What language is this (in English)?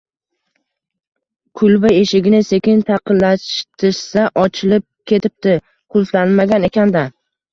Uzbek